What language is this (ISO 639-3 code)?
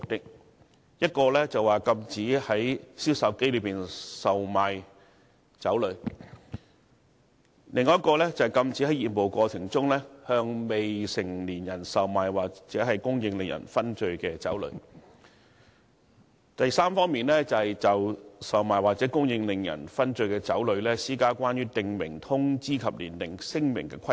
yue